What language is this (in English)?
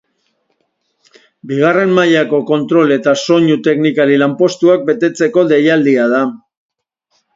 Basque